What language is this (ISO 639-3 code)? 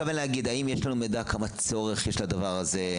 heb